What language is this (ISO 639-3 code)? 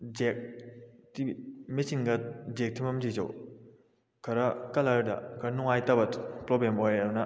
mni